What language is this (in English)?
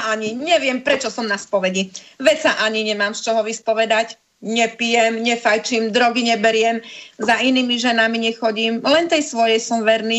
Slovak